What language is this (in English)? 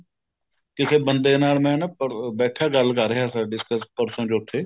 Punjabi